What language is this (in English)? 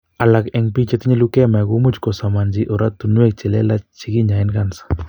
Kalenjin